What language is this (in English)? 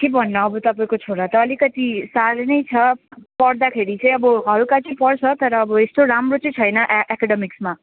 Nepali